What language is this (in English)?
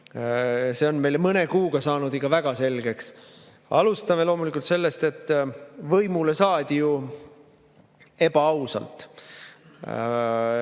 Estonian